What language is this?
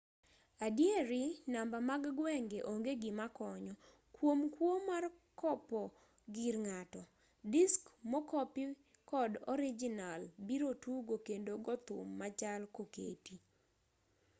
Luo (Kenya and Tanzania)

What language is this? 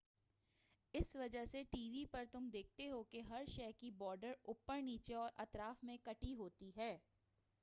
Urdu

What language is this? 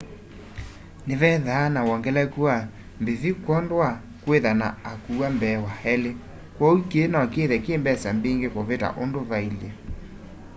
Kamba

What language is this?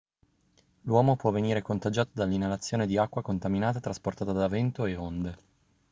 Italian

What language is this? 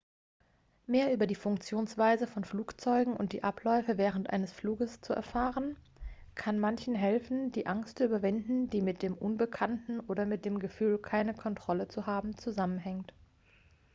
German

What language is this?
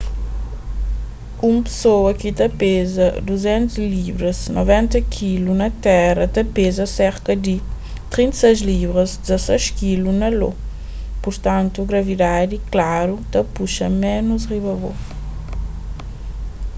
Kabuverdianu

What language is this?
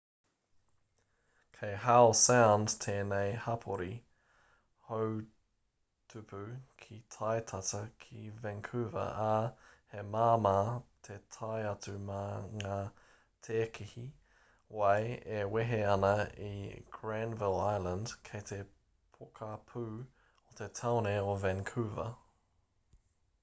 Māori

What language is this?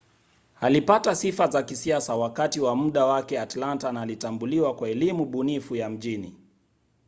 Swahili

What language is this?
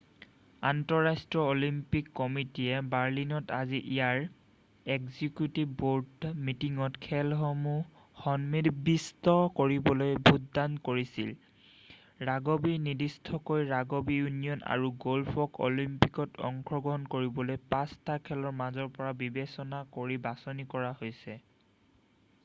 Assamese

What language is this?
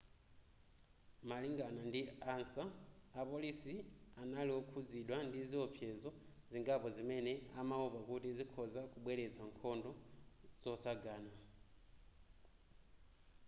Nyanja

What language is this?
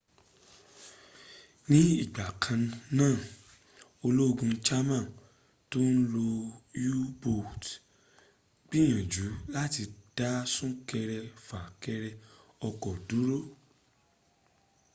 Yoruba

